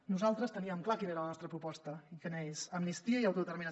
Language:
Catalan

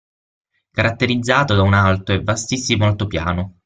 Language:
Italian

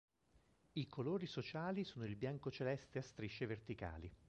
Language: Italian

